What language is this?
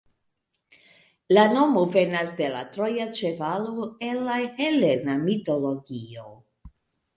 Esperanto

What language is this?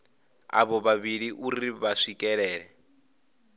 Venda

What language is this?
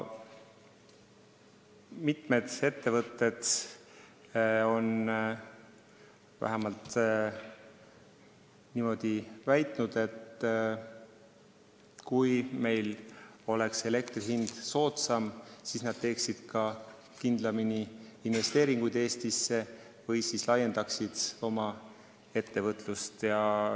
Estonian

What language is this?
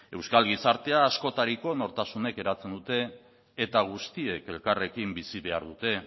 Basque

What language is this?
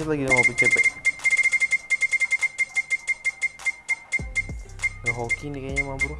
Indonesian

